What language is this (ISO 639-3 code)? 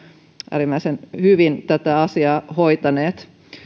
fin